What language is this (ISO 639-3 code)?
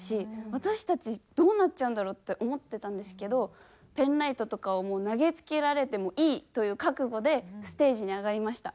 jpn